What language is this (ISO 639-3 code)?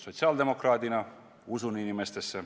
est